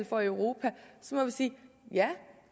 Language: Danish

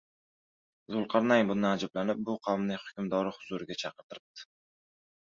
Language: Uzbek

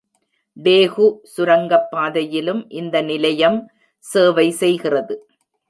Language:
Tamil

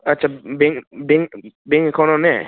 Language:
Bodo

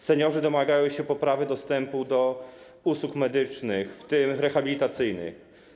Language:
Polish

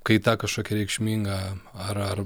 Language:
Lithuanian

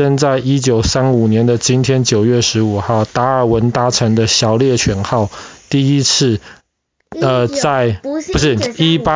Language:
Chinese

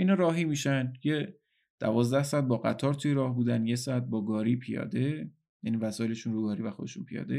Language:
Persian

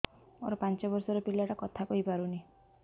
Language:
Odia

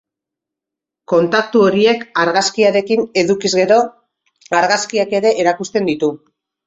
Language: Basque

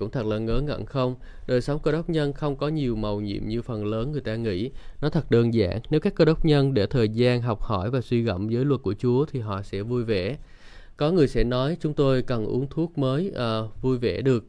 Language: Vietnamese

